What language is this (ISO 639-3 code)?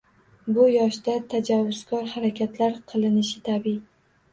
uzb